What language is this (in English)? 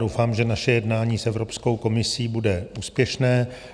Czech